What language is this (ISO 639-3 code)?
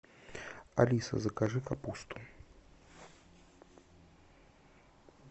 rus